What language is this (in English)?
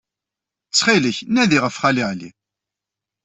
Kabyle